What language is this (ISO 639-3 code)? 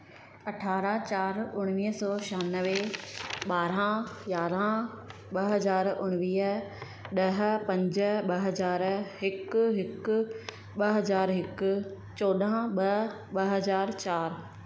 snd